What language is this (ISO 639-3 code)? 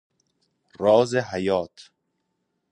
fas